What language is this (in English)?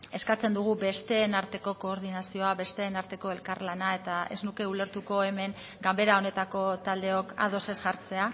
Basque